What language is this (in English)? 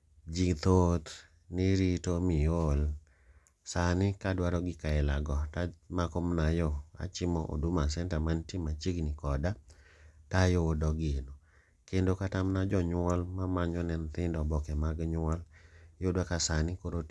Luo (Kenya and Tanzania)